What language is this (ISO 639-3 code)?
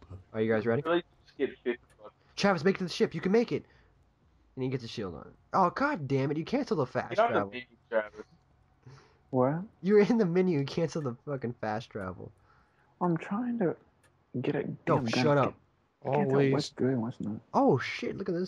eng